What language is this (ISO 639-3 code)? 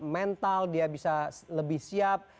ind